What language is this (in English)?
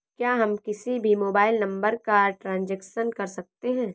Hindi